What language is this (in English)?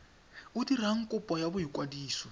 Tswana